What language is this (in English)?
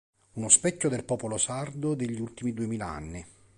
Italian